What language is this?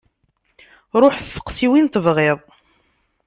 Kabyle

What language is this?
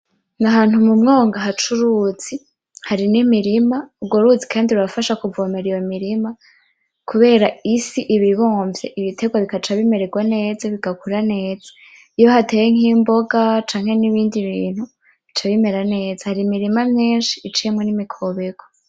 Rundi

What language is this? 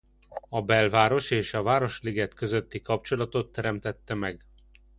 Hungarian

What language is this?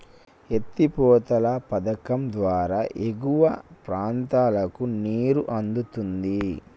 Telugu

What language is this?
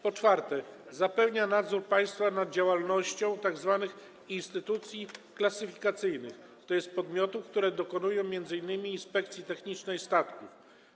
Polish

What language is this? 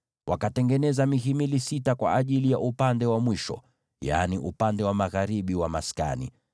Swahili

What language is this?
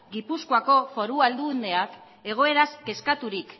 Basque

